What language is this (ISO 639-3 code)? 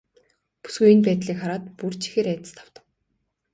mon